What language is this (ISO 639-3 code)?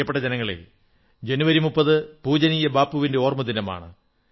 mal